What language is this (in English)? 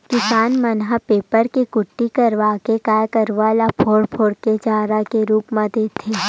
Chhattisgarhi